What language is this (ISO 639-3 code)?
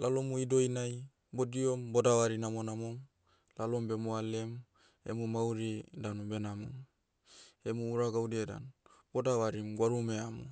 meu